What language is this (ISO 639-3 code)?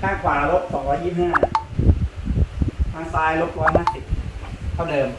tha